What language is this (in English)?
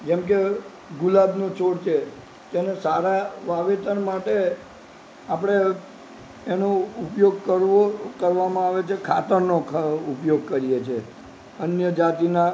Gujarati